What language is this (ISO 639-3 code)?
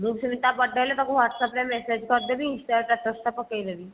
ori